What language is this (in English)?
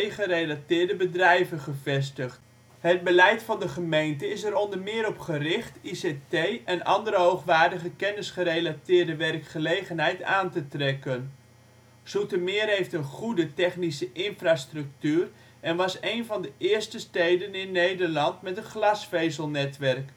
Dutch